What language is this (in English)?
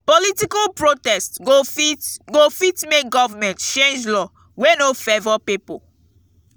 Nigerian Pidgin